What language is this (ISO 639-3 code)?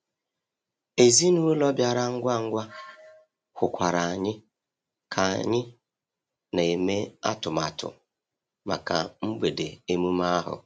ibo